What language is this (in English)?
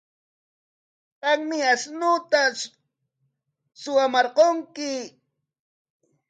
Corongo Ancash Quechua